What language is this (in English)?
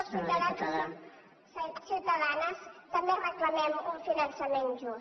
Catalan